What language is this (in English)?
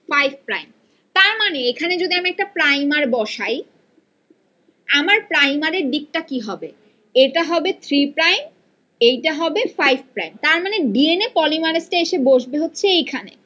Bangla